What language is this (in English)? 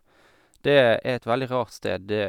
Norwegian